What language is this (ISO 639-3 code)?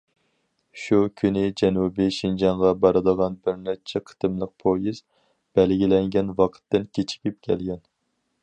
uig